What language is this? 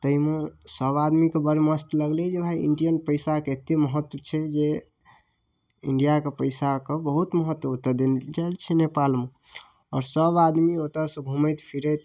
Maithili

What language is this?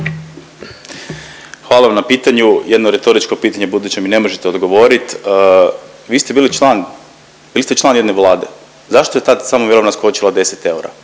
Croatian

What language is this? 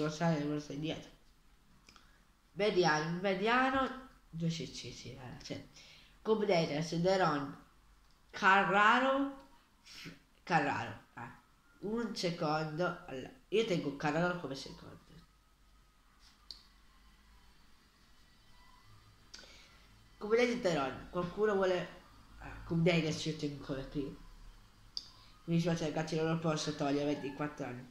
Italian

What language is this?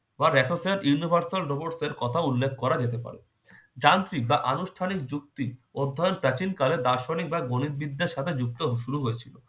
Bangla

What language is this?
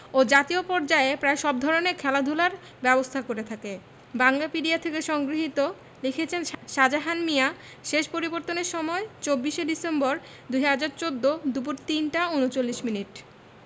Bangla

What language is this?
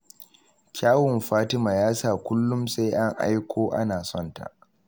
Hausa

